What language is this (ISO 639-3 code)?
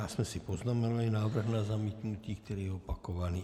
ces